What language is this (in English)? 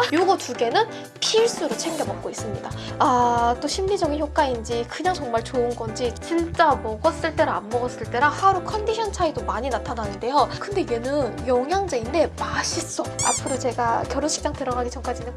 Korean